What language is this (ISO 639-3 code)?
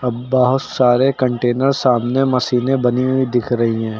hin